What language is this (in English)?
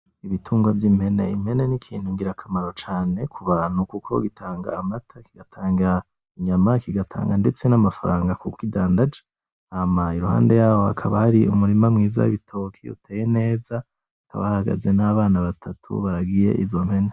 Rundi